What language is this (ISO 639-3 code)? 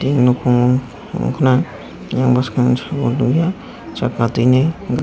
trp